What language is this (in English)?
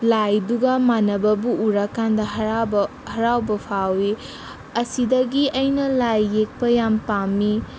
Manipuri